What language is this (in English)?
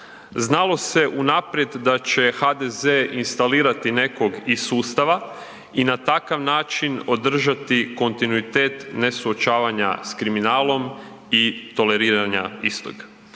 Croatian